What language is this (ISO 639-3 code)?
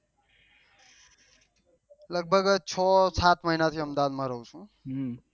guj